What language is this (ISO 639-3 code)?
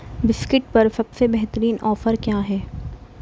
urd